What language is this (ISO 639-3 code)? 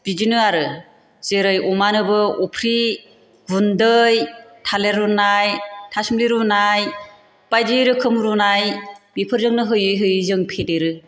brx